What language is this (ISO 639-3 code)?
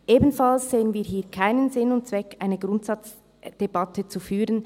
gsw